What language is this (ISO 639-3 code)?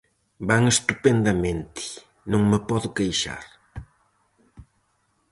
glg